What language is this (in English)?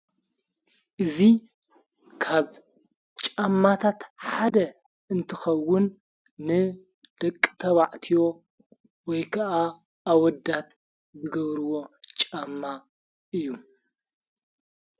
Tigrinya